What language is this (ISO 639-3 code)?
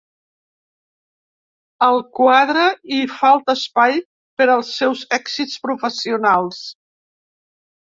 cat